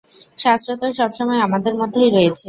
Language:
Bangla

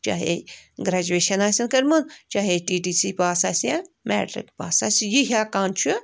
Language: Kashmiri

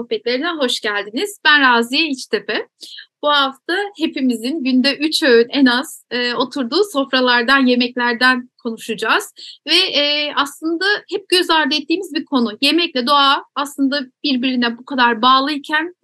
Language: Turkish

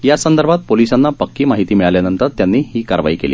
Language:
Marathi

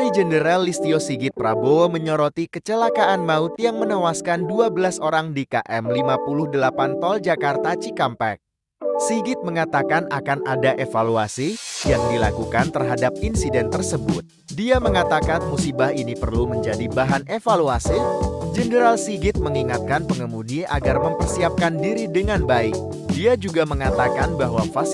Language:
Indonesian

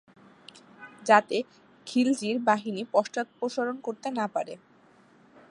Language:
Bangla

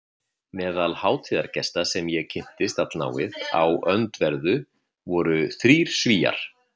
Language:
Icelandic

